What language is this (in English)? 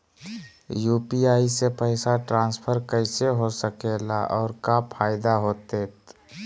Magahi